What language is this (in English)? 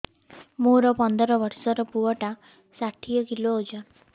Odia